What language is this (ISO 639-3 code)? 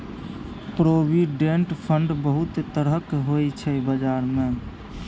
mai